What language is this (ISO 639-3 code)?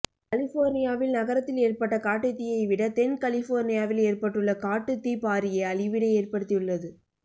tam